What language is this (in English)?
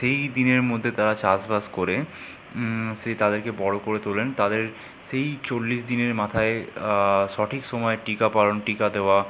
Bangla